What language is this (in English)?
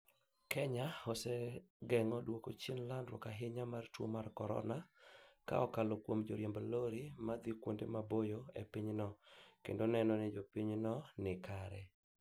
Luo (Kenya and Tanzania)